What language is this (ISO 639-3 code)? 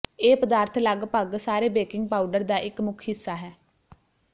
pan